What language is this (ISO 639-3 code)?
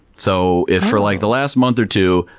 eng